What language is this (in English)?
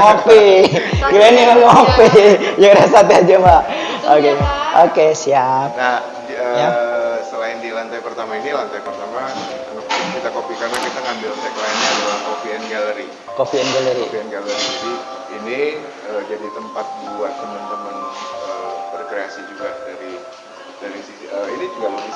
Indonesian